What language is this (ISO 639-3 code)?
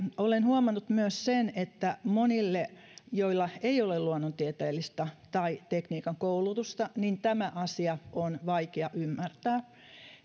fin